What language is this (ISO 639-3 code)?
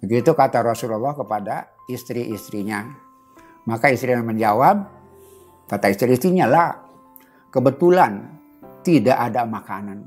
ind